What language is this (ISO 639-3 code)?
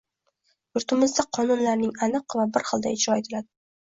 uzb